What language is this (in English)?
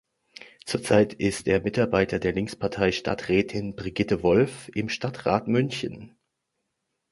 German